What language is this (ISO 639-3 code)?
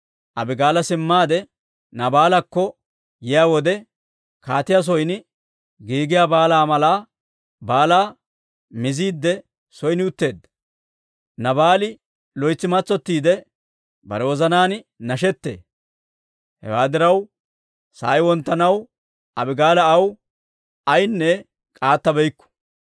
dwr